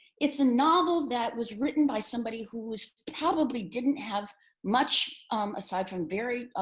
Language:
English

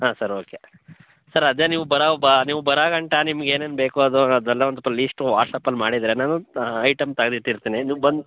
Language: Kannada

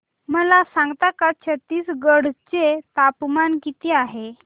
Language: Marathi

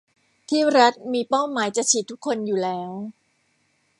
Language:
Thai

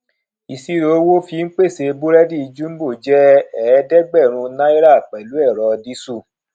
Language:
Yoruba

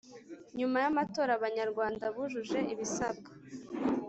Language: Kinyarwanda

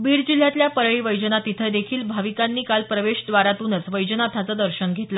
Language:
Marathi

